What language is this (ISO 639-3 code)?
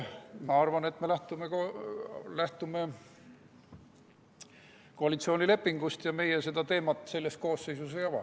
est